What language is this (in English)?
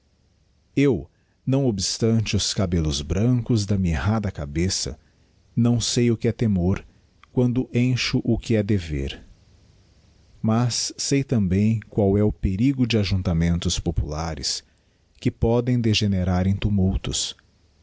Portuguese